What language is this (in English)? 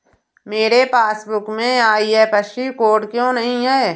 Hindi